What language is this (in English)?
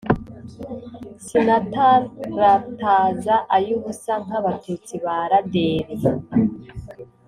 Kinyarwanda